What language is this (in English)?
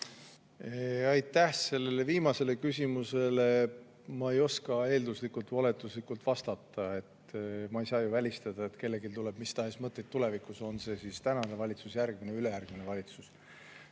Estonian